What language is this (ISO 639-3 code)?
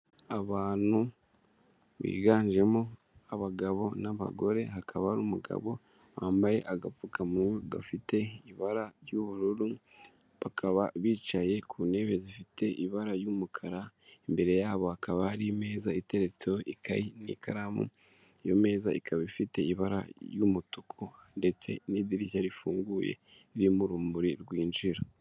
kin